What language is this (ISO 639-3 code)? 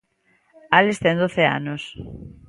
glg